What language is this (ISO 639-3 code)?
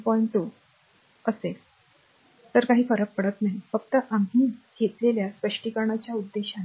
mar